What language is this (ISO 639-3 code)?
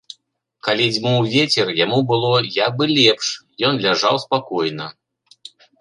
bel